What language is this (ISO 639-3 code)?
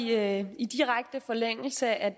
dan